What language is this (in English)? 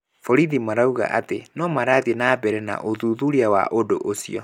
Kikuyu